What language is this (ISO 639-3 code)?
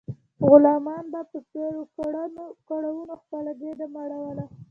pus